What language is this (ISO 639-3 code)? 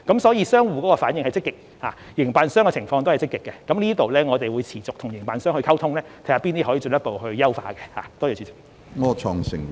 yue